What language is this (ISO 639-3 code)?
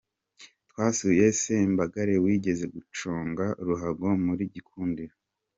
kin